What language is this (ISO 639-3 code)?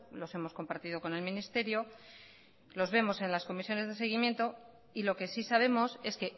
spa